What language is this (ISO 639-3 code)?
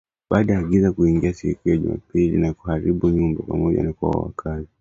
swa